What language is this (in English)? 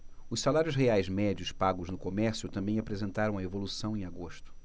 Portuguese